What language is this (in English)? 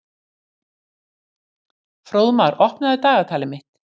Icelandic